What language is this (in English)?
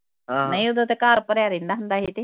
Punjabi